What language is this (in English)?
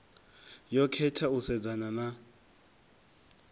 Venda